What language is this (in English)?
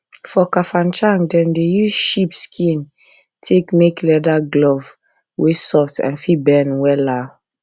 Nigerian Pidgin